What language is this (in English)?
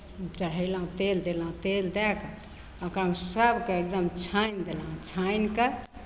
Maithili